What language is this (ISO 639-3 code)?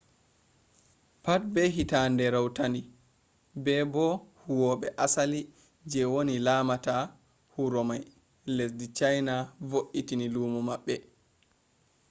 ful